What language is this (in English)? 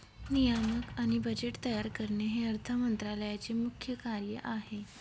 Marathi